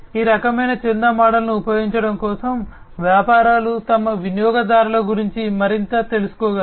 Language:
Telugu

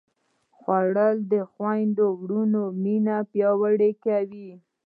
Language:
Pashto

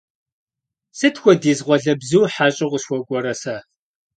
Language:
Kabardian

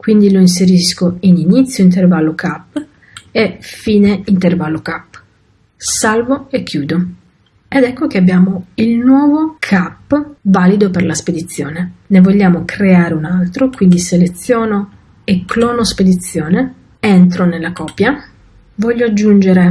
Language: Italian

